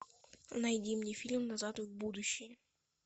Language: Russian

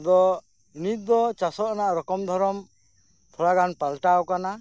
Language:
Santali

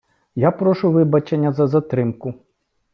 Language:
Ukrainian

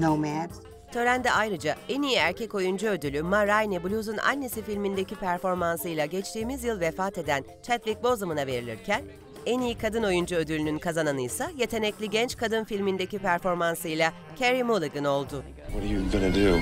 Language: Turkish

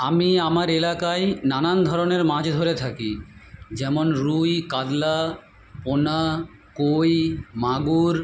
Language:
Bangla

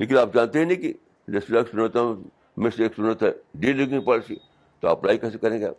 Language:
Urdu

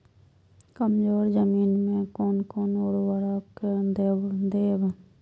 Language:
Maithili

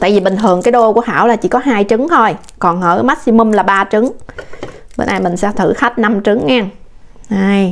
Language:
Vietnamese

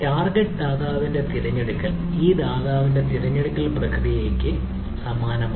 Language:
Malayalam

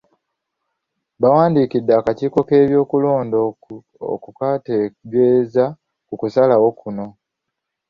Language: Ganda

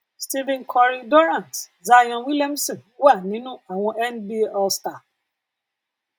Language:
Yoruba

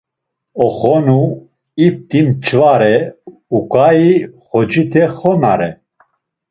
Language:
Laz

